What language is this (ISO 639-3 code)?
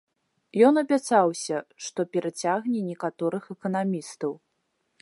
bel